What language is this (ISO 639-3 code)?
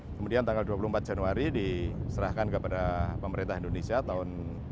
ind